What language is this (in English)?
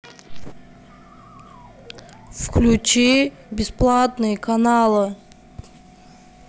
Russian